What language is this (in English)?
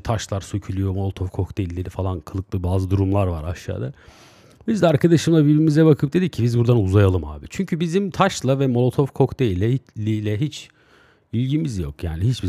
Turkish